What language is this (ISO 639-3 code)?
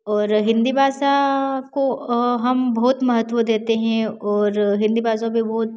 hin